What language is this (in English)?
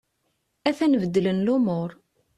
Kabyle